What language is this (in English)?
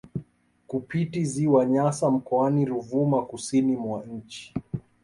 Swahili